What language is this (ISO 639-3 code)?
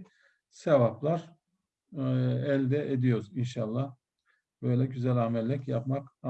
tur